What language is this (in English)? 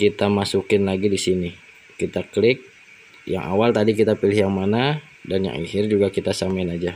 Indonesian